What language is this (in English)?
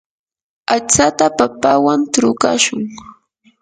Yanahuanca Pasco Quechua